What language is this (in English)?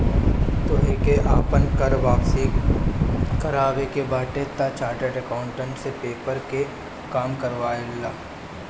Bhojpuri